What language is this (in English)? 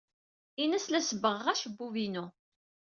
Kabyle